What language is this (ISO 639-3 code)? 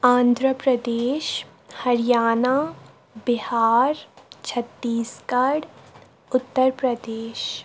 kas